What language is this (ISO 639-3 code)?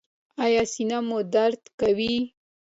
pus